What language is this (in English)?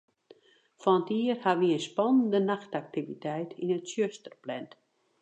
Western Frisian